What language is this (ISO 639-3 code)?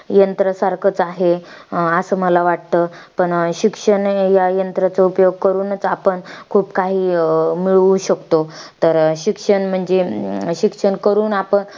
mar